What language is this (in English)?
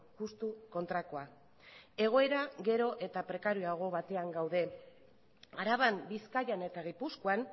Basque